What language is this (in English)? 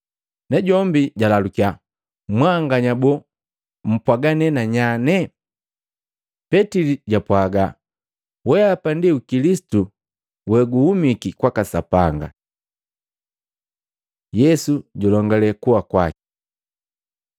Matengo